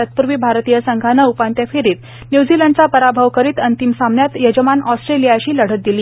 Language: Marathi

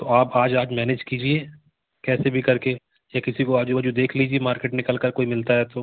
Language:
Hindi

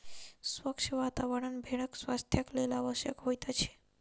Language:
Maithili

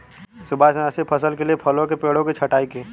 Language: Hindi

